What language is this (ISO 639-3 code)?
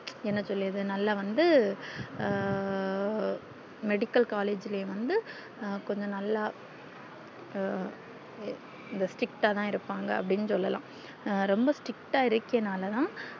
tam